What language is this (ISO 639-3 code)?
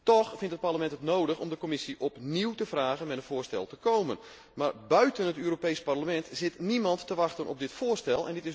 nld